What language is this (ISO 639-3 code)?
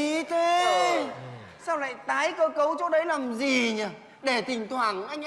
vie